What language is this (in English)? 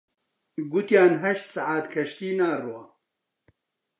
Central Kurdish